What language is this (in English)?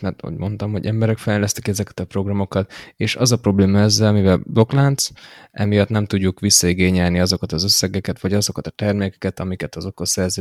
Hungarian